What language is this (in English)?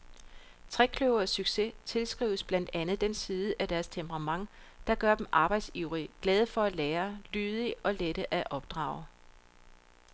Danish